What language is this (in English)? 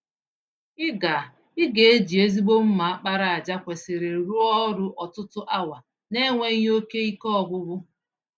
Igbo